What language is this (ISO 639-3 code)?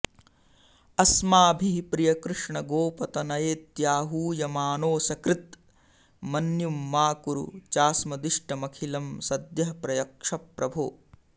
san